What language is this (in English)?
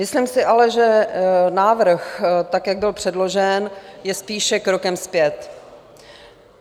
Czech